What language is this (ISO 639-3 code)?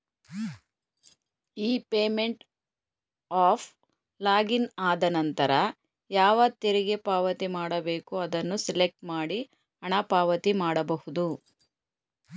kan